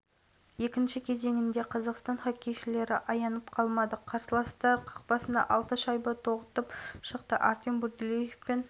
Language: Kazakh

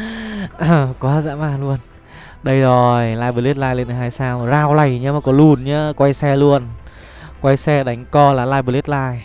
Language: Vietnamese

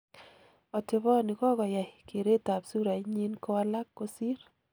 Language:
Kalenjin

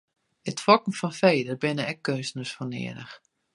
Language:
Western Frisian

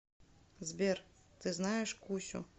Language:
Russian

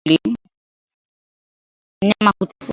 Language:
Swahili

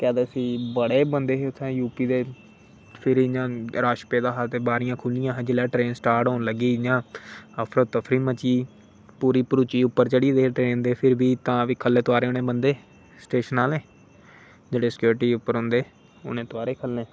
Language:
Dogri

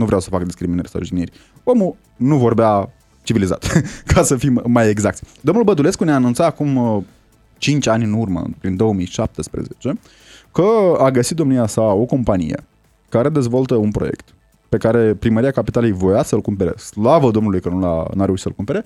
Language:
Romanian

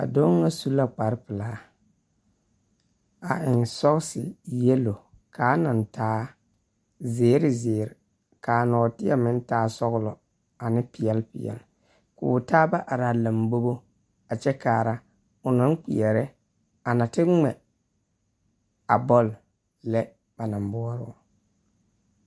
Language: Southern Dagaare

